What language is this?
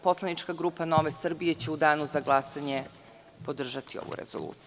Serbian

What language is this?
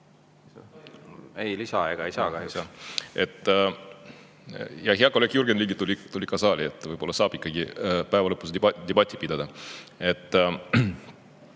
Estonian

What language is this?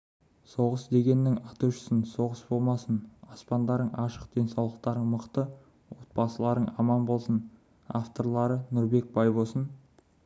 Kazakh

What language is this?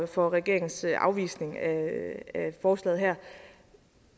Danish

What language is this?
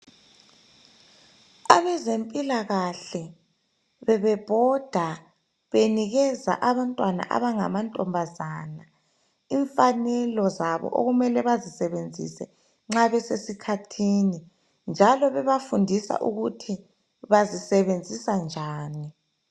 North Ndebele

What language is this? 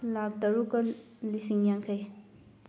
Manipuri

